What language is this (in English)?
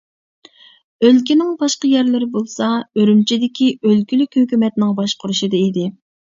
Uyghur